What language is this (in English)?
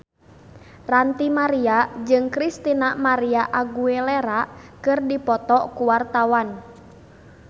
Sundanese